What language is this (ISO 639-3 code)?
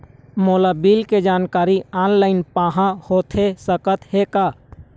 hne